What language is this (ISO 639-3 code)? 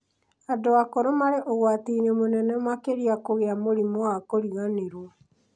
kik